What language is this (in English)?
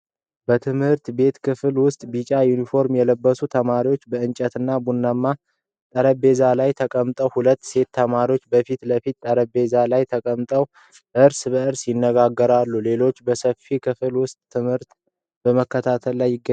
Amharic